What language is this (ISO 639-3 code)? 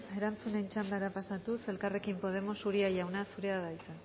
eus